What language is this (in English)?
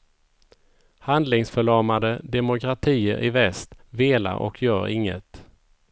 Swedish